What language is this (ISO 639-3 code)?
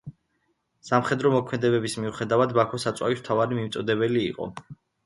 kat